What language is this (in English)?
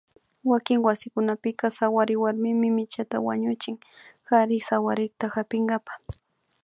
Imbabura Highland Quichua